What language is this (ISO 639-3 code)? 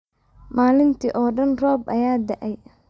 som